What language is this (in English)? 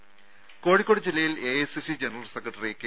Malayalam